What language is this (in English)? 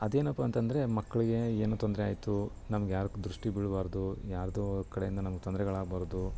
Kannada